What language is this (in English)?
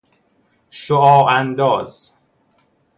Persian